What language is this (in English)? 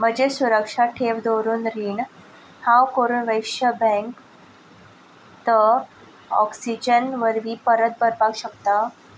Konkani